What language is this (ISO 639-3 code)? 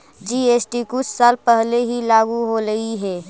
mag